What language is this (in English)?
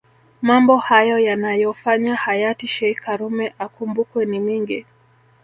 Swahili